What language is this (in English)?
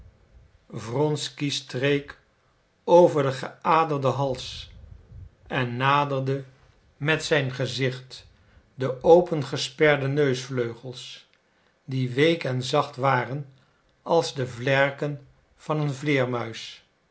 Dutch